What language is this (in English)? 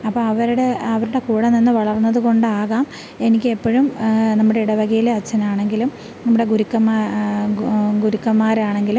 Malayalam